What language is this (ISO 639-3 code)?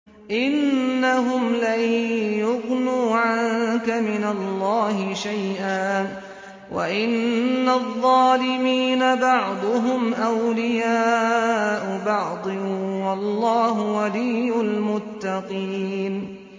ara